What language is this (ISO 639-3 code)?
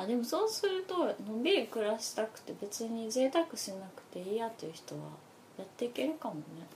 jpn